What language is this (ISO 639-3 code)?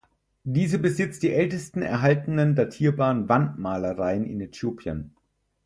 deu